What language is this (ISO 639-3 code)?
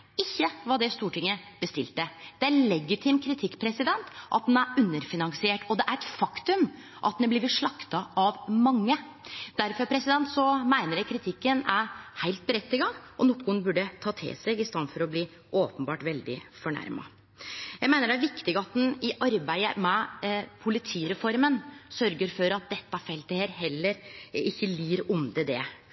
nno